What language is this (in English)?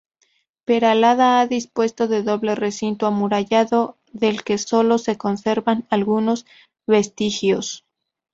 Spanish